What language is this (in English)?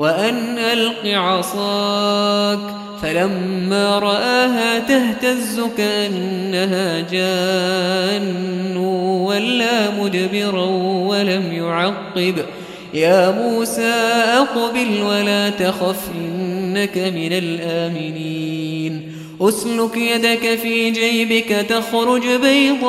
Arabic